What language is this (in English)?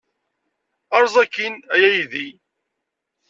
Kabyle